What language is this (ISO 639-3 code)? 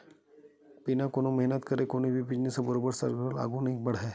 hne